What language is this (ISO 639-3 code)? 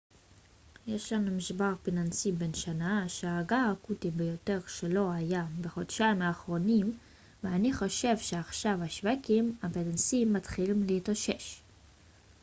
heb